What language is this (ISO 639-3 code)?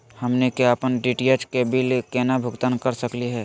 mag